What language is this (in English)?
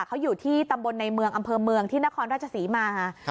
Thai